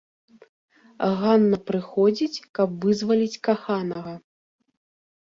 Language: Belarusian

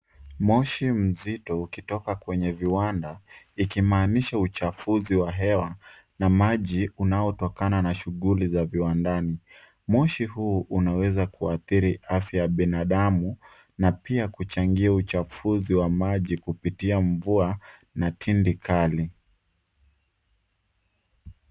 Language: Swahili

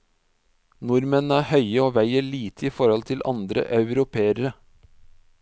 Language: Norwegian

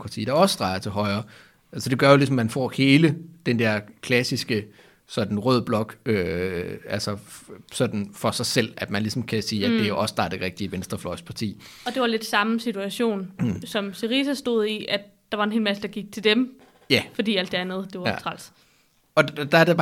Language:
Danish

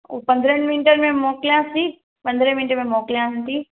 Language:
Sindhi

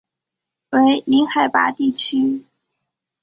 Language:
Chinese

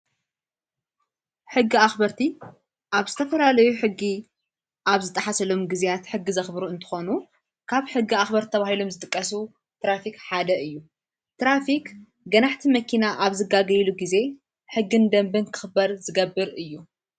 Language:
Tigrinya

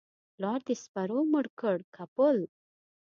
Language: Pashto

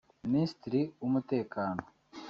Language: Kinyarwanda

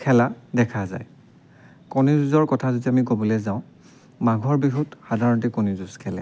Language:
Assamese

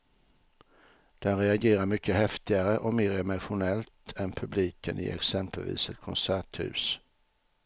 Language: Swedish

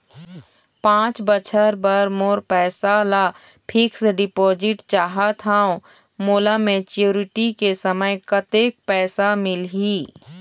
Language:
Chhattisgarhi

